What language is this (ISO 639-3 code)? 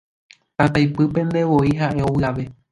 grn